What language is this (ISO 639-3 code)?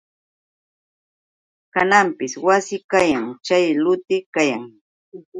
qux